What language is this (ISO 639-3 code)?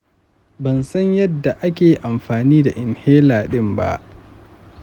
hau